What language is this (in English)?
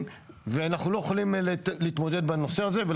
Hebrew